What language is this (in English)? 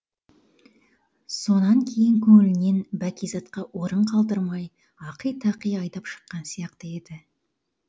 Kazakh